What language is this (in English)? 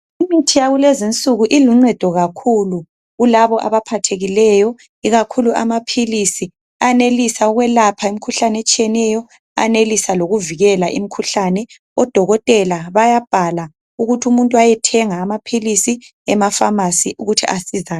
North Ndebele